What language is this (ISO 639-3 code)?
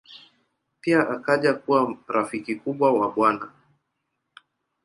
swa